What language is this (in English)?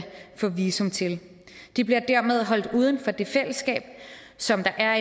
Danish